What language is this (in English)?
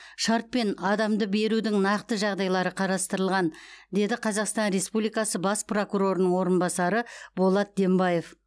Kazakh